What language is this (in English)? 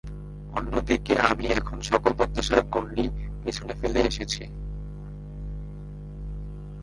Bangla